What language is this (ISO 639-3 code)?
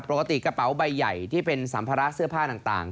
tha